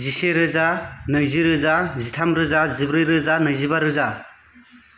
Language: Bodo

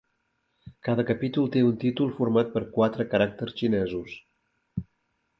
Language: Catalan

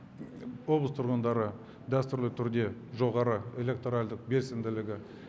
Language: Kazakh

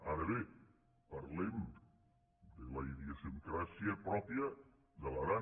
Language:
Catalan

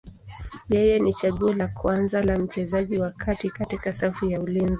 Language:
Swahili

